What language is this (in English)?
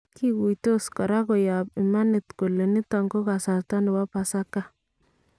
Kalenjin